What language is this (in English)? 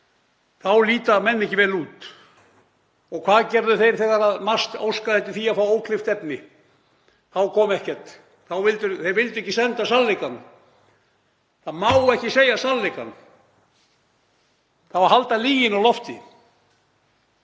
Icelandic